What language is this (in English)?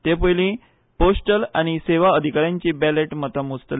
Konkani